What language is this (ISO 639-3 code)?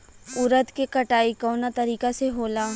bho